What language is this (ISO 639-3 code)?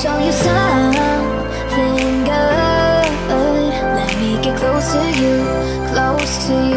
eng